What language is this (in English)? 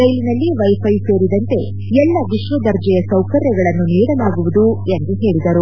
Kannada